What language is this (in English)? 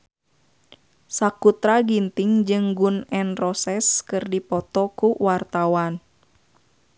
Sundanese